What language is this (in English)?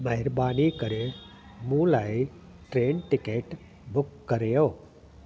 Sindhi